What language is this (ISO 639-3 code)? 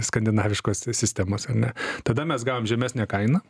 lit